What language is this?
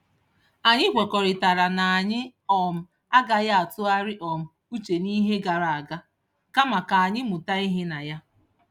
Igbo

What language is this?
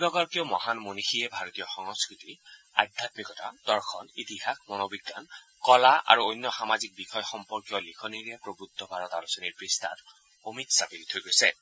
Assamese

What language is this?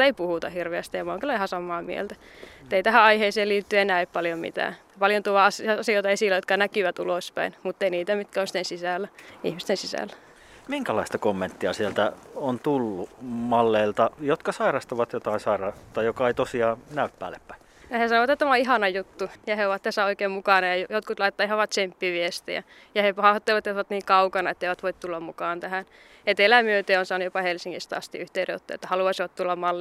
Finnish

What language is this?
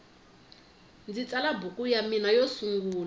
Tsonga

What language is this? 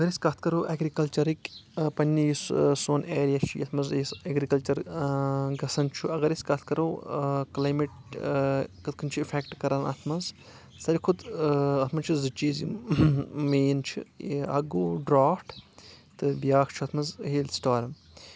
Kashmiri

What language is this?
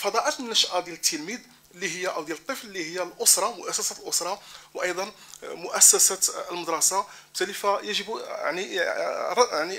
Arabic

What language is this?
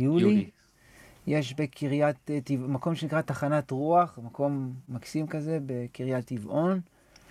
Hebrew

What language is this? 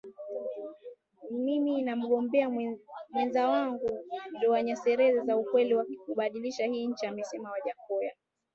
Swahili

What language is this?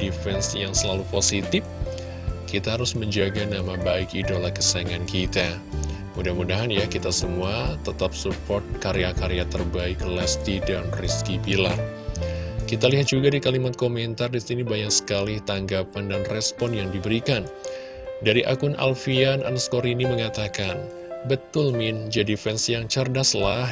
Indonesian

